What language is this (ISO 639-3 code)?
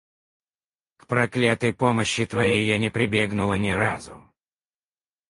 rus